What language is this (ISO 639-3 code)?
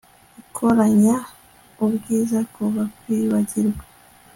kin